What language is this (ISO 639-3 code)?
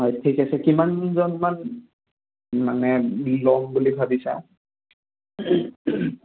asm